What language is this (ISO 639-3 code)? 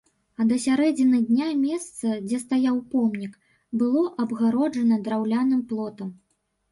bel